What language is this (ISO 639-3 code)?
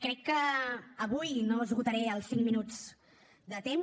cat